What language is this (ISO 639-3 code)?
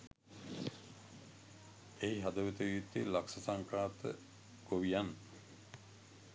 sin